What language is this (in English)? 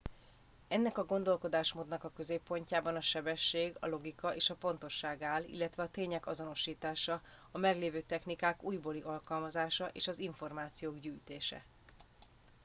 Hungarian